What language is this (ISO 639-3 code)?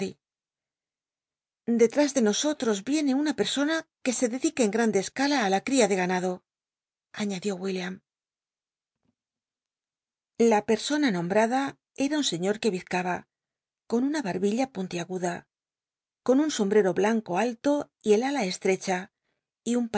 spa